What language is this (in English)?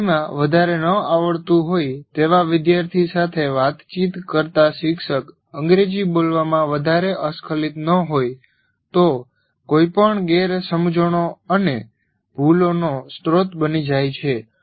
Gujarati